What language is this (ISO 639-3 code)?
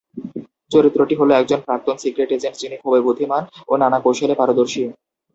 ben